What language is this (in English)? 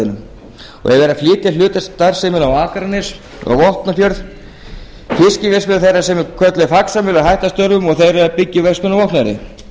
Icelandic